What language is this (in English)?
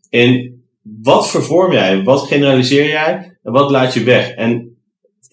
Dutch